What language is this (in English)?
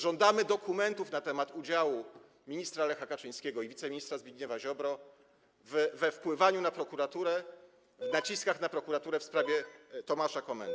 Polish